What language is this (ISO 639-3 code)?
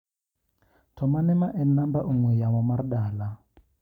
luo